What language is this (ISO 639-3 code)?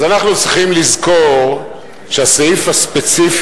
heb